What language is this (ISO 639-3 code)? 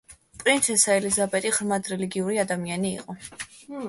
kat